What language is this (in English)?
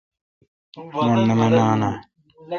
Kalkoti